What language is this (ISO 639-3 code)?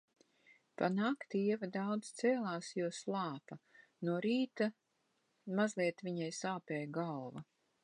lav